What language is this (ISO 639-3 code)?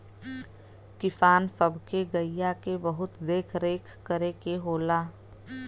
bho